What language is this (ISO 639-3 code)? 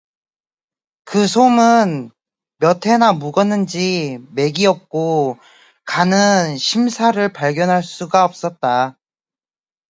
kor